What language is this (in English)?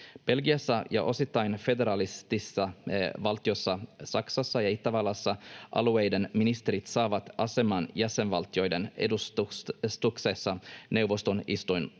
Finnish